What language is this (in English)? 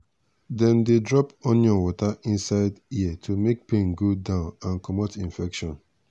Nigerian Pidgin